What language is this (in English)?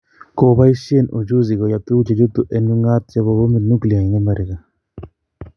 Kalenjin